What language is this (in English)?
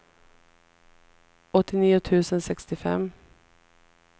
Swedish